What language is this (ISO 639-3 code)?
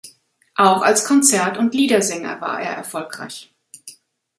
deu